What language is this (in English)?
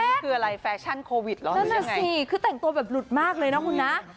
Thai